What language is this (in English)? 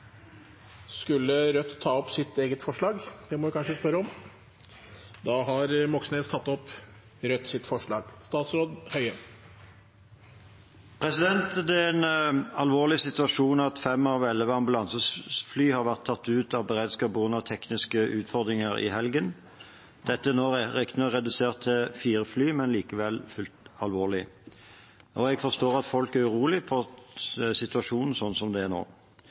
Norwegian